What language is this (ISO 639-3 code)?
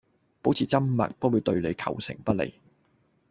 yue